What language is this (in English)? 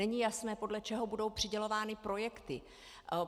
Czech